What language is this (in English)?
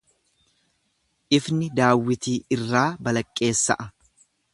Oromo